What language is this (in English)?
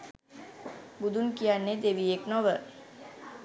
Sinhala